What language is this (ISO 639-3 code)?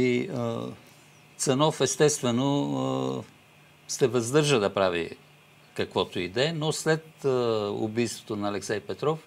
bul